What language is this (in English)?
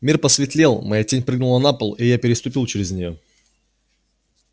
Russian